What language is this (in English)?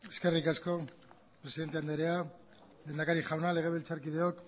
Basque